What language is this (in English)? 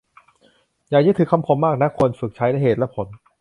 Thai